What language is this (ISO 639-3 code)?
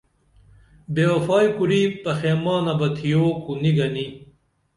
dml